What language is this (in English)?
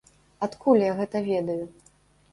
Belarusian